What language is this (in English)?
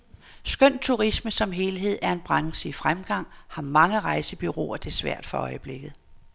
Danish